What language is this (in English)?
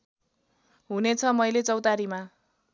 Nepali